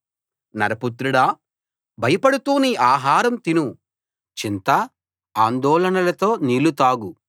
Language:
Telugu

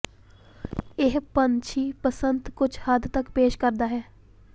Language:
Punjabi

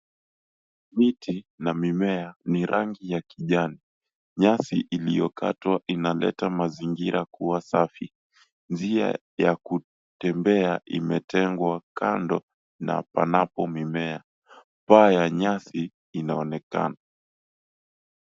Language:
Swahili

